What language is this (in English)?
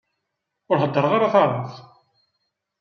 Kabyle